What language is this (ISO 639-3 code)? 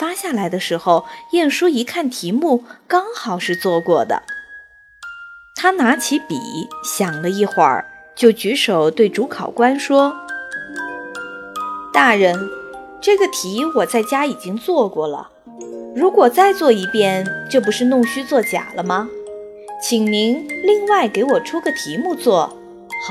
zho